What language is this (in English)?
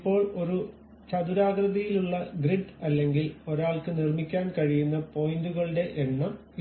Malayalam